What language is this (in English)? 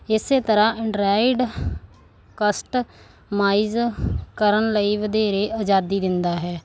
Punjabi